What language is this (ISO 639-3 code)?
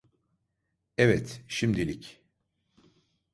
tur